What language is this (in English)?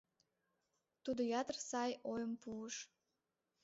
Mari